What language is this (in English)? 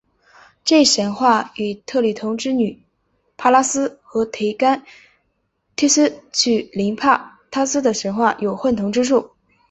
Chinese